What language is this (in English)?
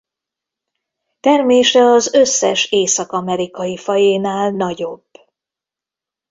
Hungarian